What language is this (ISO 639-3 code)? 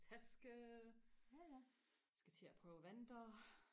dan